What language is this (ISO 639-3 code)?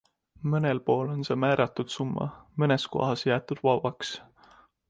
est